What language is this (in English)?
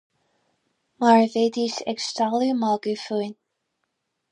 Irish